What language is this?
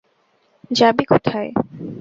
Bangla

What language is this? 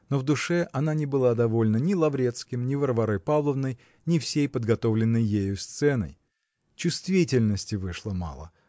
Russian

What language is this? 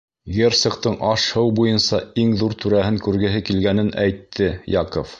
Bashkir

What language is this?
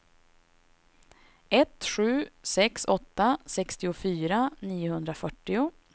Swedish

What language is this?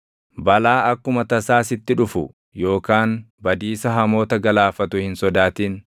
Oromo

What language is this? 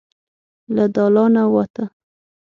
Pashto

